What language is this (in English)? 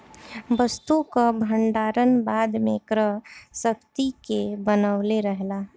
Bhojpuri